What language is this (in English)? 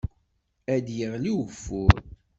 Kabyle